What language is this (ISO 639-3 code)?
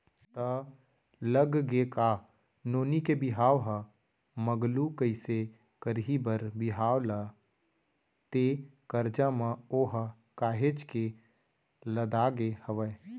hne